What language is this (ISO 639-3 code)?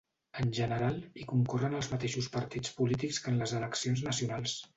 cat